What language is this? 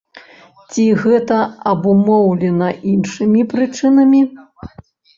Belarusian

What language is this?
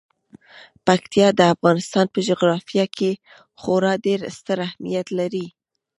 Pashto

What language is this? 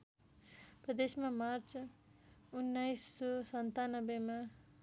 Nepali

